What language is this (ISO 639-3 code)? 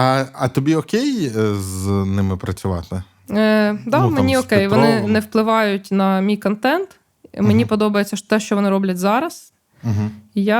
ukr